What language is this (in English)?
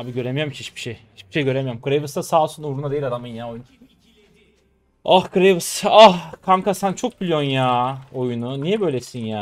Turkish